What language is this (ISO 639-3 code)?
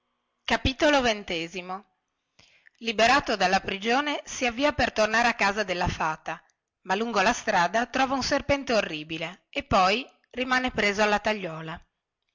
ita